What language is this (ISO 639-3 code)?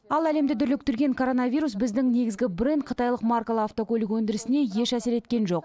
kaz